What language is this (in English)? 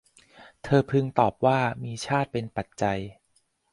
Thai